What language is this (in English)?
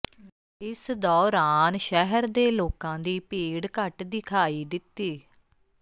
Punjabi